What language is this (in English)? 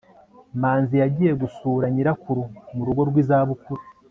Kinyarwanda